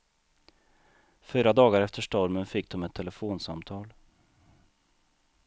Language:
Swedish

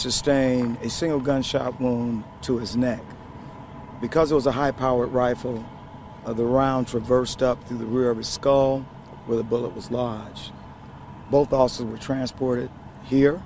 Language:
English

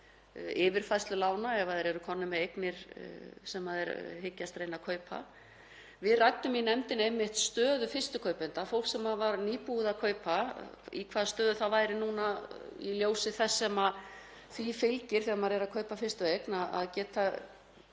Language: Icelandic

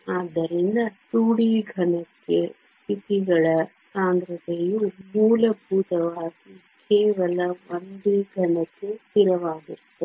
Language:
Kannada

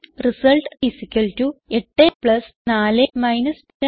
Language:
Malayalam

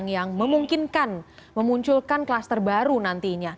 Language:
Indonesian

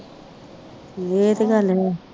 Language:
Punjabi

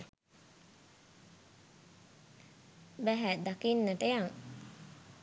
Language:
Sinhala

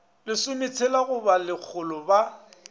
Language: Northern Sotho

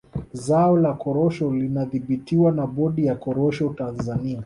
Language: Swahili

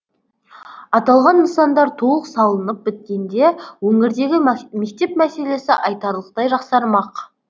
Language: Kazakh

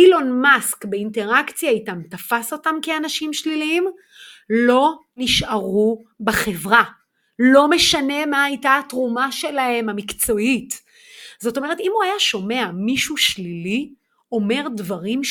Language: Hebrew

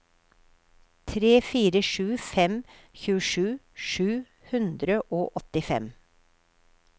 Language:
Norwegian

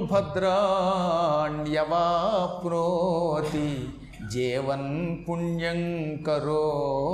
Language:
Telugu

